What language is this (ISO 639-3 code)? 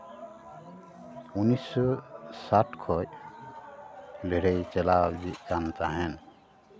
sat